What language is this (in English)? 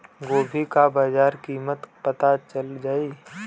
Bhojpuri